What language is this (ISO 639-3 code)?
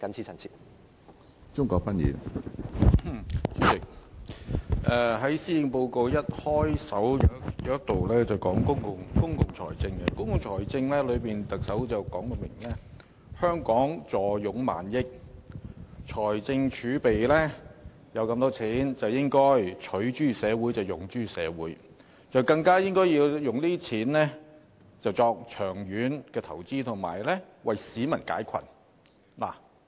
yue